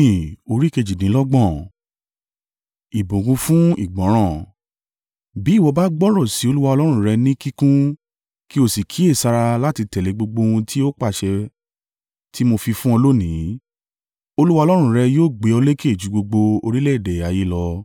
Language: Yoruba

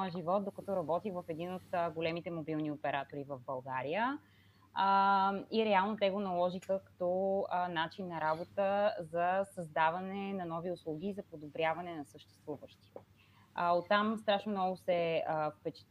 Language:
Bulgarian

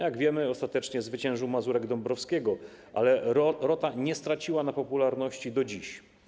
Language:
Polish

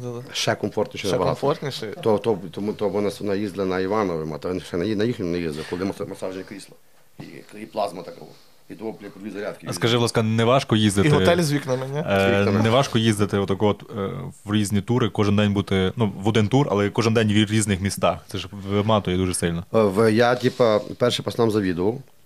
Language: Ukrainian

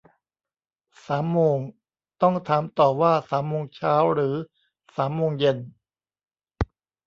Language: Thai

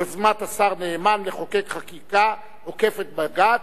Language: Hebrew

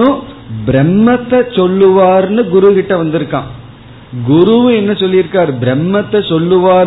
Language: Tamil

